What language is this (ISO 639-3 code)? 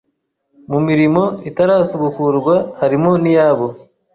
kin